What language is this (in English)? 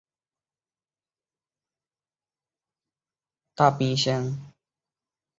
Chinese